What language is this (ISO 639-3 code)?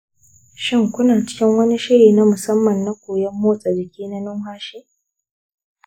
hau